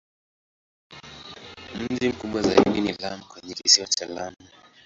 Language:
Swahili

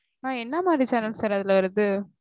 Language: Tamil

